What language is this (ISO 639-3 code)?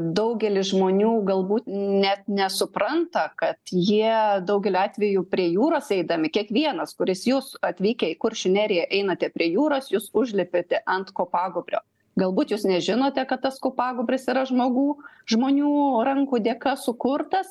lit